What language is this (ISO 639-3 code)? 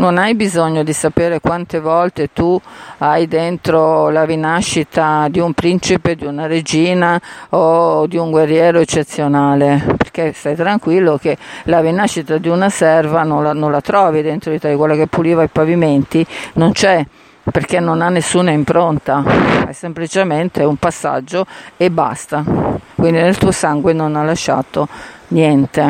ita